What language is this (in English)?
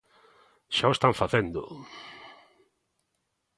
Galician